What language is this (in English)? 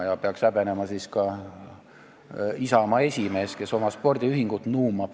Estonian